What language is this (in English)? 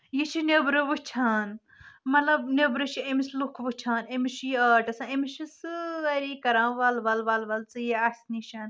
Kashmiri